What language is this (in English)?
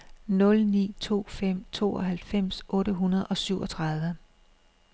Danish